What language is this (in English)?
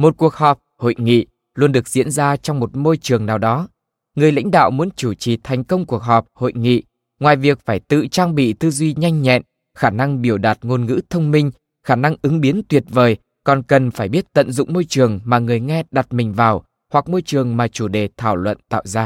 Vietnamese